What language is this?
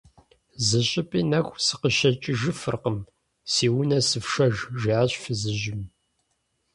Kabardian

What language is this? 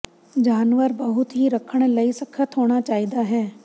Punjabi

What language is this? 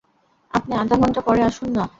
Bangla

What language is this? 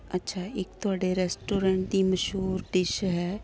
Punjabi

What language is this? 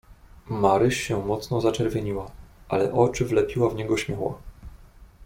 Polish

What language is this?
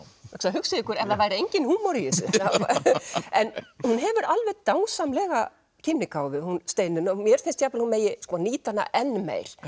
Icelandic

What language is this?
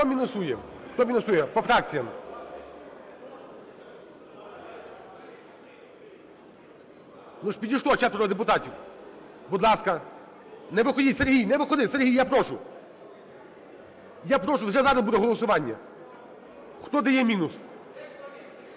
Ukrainian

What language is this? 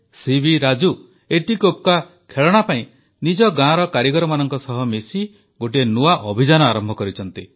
Odia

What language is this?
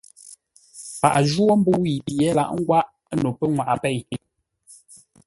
Ngombale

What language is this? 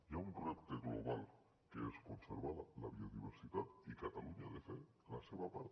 Catalan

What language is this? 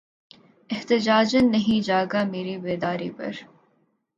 Urdu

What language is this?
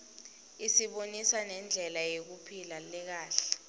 Swati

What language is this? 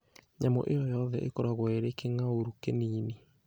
Kikuyu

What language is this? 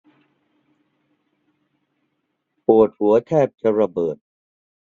Thai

